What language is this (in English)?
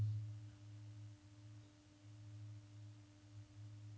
Norwegian